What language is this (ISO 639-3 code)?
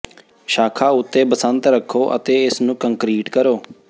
pan